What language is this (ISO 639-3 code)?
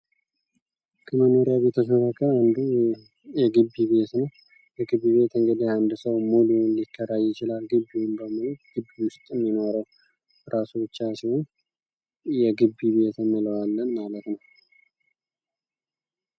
amh